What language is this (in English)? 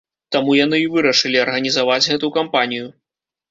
Belarusian